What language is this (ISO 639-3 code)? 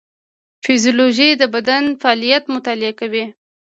pus